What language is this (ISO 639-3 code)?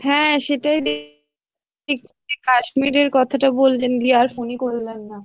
ben